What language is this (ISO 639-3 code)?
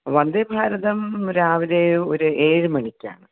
mal